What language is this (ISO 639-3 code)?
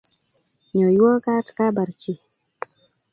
kln